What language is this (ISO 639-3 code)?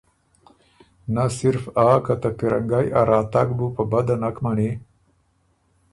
oru